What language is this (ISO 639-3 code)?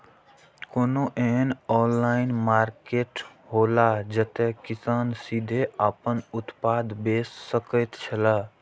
mai